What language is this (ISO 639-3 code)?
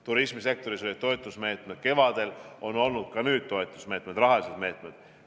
est